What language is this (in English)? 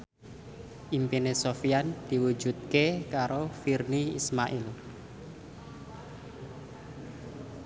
Javanese